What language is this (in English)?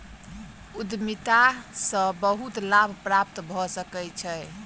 Maithili